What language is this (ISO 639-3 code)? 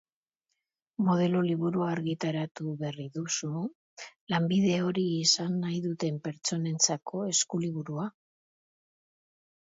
eus